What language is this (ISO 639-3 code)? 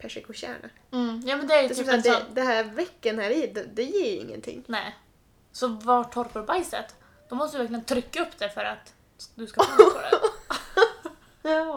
swe